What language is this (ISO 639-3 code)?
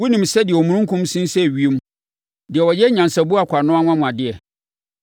aka